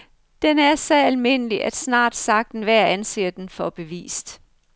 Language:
Danish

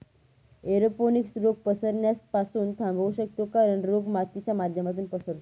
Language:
Marathi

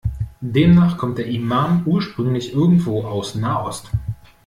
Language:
German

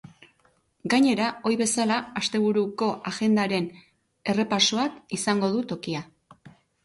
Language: Basque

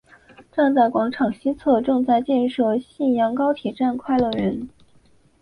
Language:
Chinese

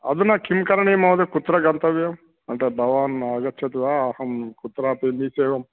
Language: Sanskrit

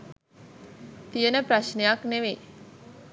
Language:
Sinhala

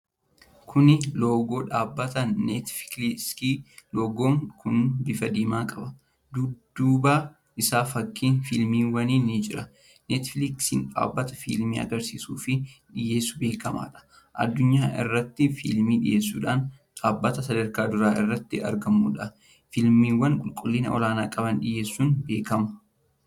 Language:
Oromo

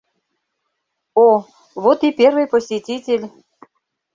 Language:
Mari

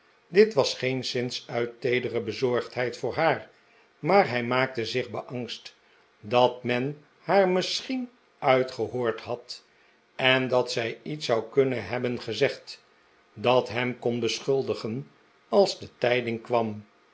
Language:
Dutch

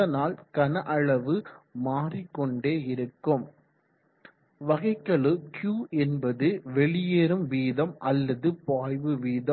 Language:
Tamil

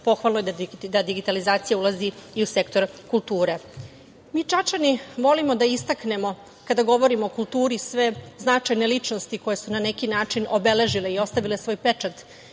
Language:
Serbian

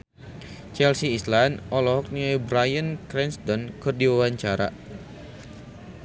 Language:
Sundanese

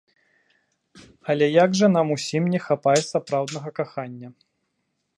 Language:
Belarusian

